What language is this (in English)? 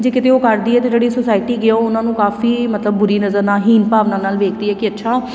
Punjabi